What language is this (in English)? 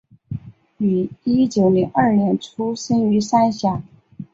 Chinese